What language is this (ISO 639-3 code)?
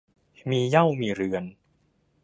tha